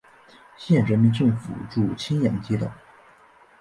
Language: Chinese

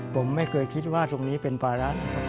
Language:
Thai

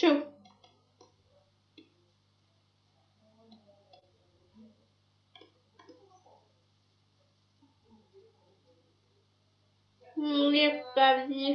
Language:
Russian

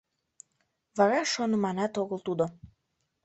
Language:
Mari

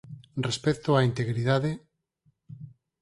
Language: Galician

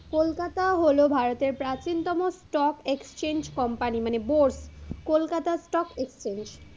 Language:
Bangla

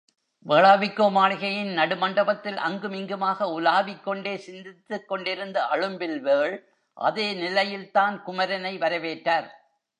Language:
Tamil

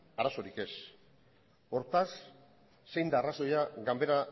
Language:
Basque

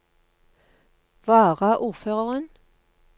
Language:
Norwegian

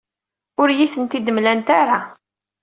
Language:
Kabyle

